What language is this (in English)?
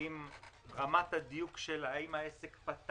Hebrew